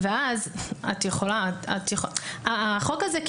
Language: Hebrew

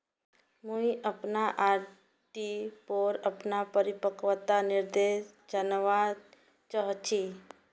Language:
Magahi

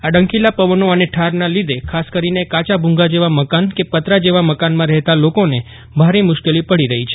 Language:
Gujarati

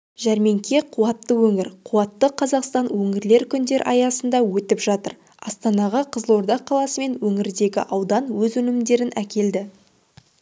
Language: Kazakh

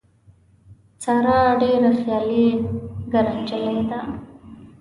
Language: Pashto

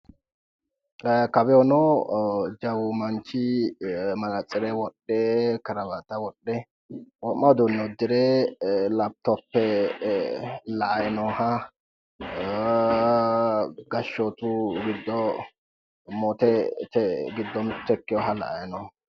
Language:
Sidamo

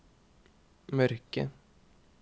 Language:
Norwegian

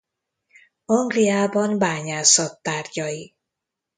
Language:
Hungarian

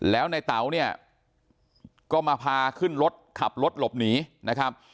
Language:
Thai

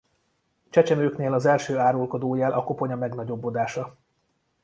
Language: Hungarian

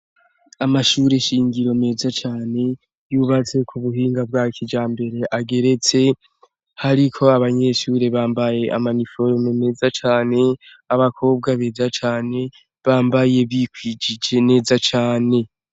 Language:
Rundi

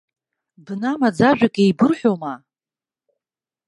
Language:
Abkhazian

